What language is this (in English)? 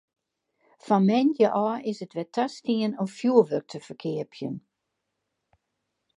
Western Frisian